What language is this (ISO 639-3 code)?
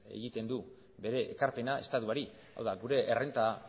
eus